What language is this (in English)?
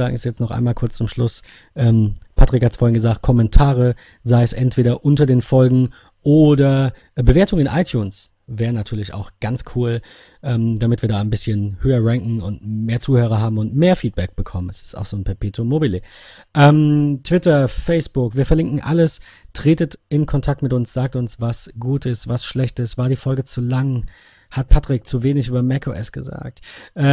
German